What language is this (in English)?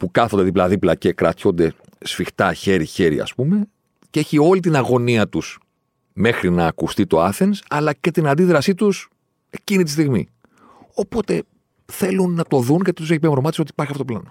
Greek